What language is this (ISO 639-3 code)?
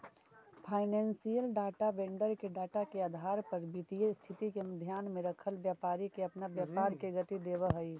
mag